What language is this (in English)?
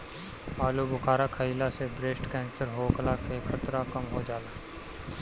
Bhojpuri